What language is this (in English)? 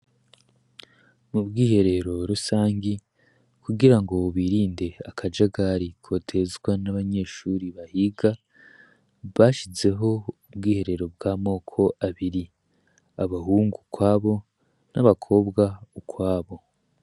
Rundi